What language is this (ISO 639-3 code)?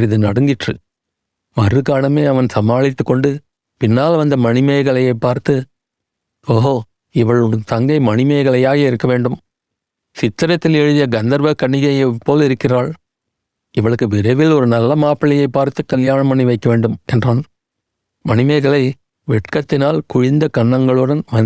tam